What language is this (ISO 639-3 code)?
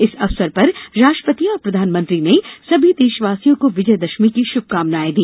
hin